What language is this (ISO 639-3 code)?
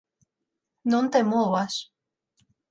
glg